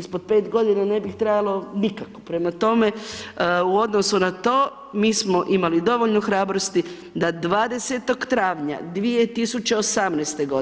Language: Croatian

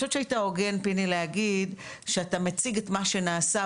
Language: Hebrew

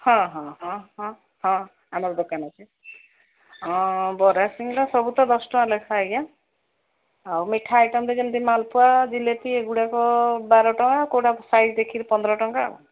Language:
Odia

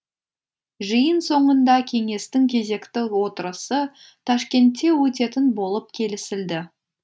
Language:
Kazakh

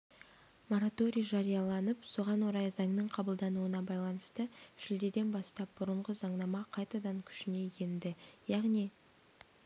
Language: Kazakh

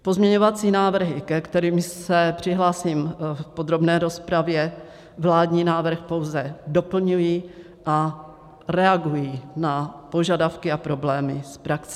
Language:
Czech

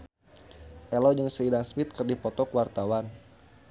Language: Sundanese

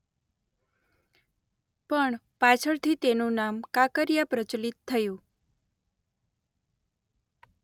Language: Gujarati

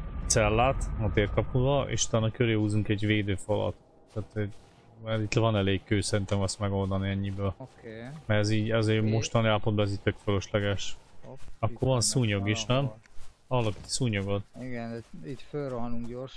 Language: Hungarian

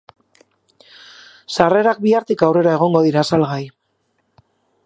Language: Basque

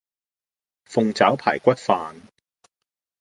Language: Cantonese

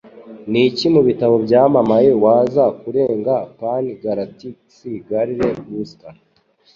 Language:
Kinyarwanda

